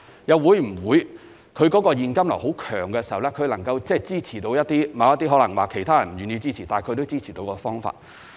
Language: Cantonese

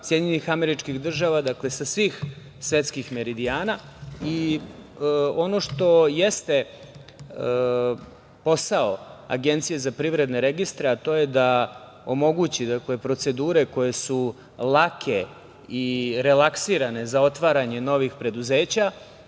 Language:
Serbian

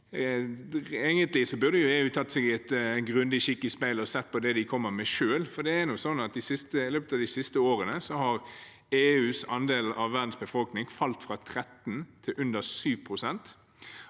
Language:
Norwegian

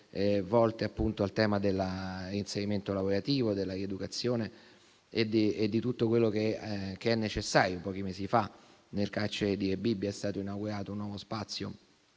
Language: Italian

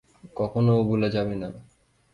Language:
Bangla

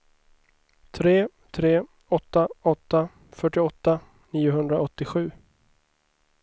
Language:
Swedish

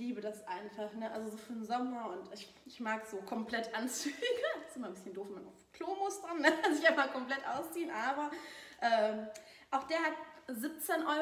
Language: German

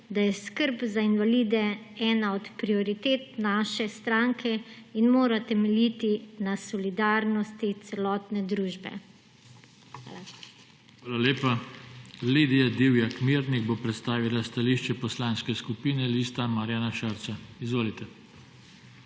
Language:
Slovenian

